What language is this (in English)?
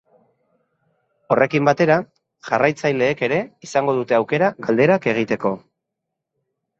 Basque